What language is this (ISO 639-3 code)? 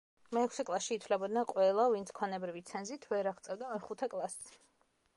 kat